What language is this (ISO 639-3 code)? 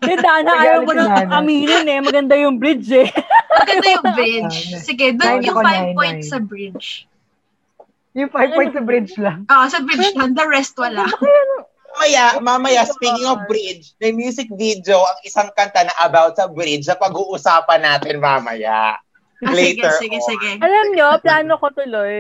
fil